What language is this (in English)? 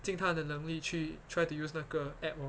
English